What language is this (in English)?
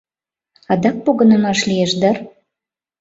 Mari